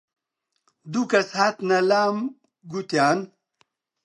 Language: Central Kurdish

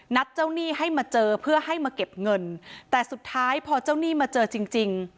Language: Thai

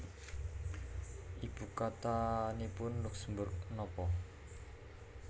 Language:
Javanese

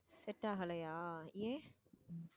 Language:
Tamil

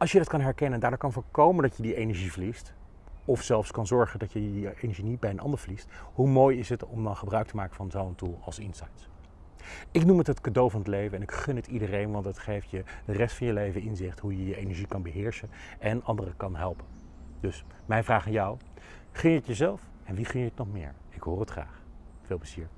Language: Dutch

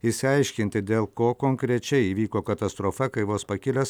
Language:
Lithuanian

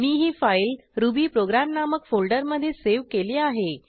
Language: Marathi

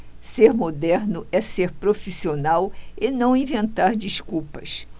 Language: Portuguese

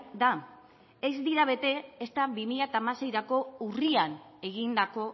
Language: Basque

